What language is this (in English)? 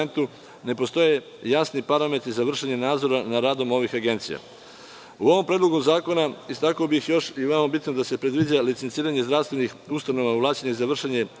Serbian